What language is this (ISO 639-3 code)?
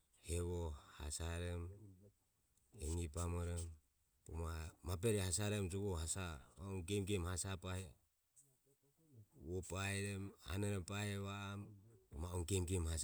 aom